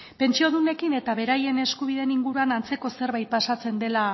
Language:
Basque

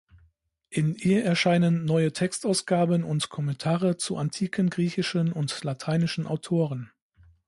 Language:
German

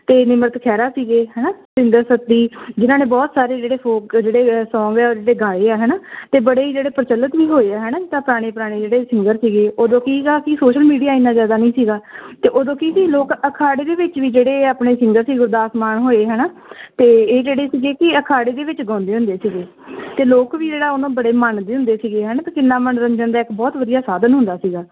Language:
Punjabi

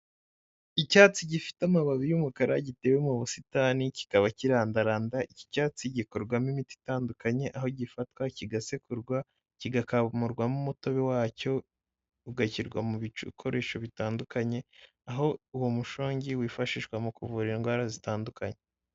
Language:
Kinyarwanda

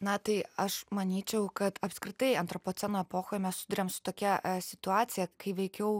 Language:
Lithuanian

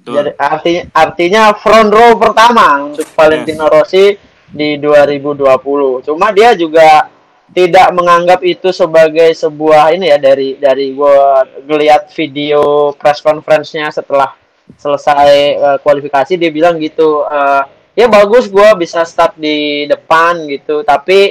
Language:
Indonesian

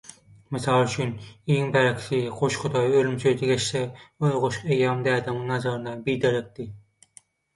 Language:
Turkmen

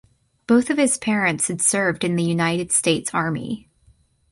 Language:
English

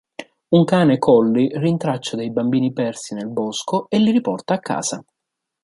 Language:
Italian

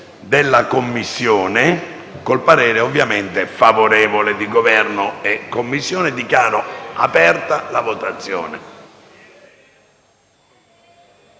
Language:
Italian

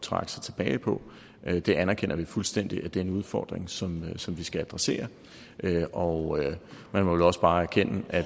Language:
Danish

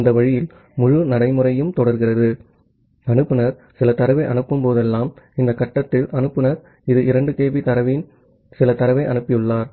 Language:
Tamil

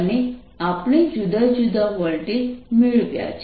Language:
Gujarati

